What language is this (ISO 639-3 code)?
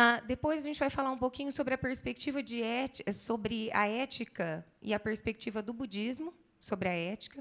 por